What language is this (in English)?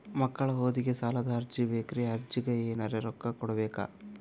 Kannada